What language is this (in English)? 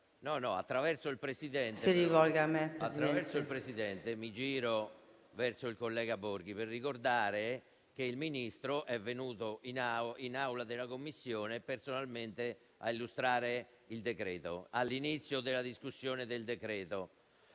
Italian